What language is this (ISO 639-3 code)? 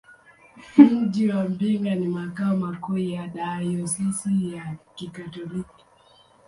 swa